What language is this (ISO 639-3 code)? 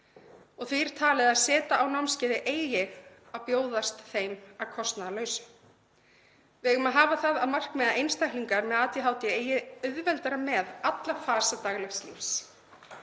isl